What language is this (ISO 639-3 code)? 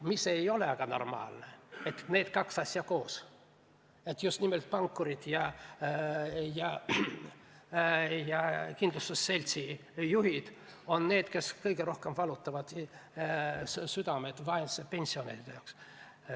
est